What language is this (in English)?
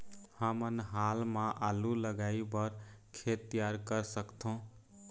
Chhattisgarhi